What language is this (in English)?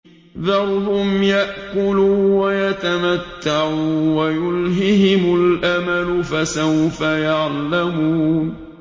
Arabic